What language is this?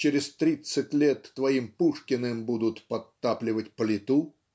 Russian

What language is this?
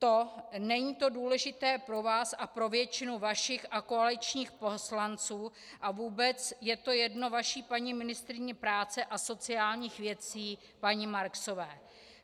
Czech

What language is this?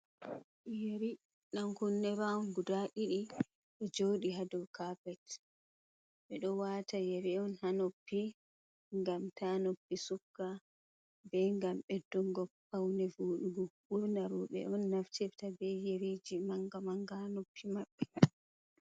Fula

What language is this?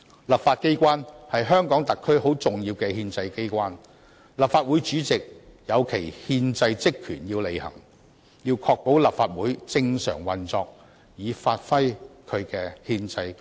Cantonese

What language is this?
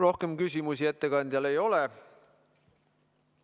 Estonian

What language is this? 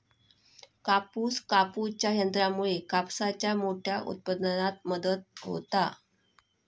Marathi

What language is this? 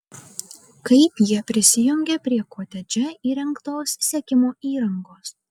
Lithuanian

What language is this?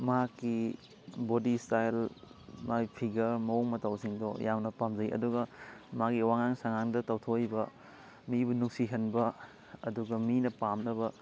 Manipuri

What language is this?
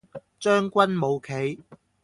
Cantonese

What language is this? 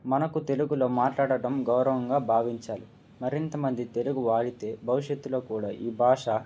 Telugu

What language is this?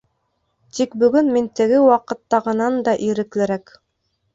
Bashkir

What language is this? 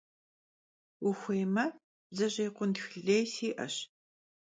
Kabardian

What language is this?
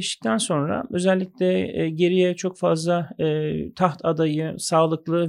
Turkish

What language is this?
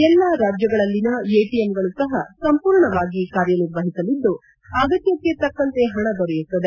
Kannada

